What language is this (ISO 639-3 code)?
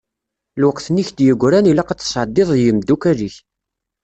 kab